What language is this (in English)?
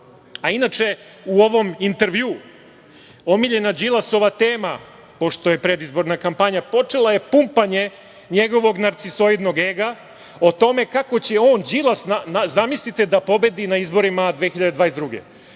Serbian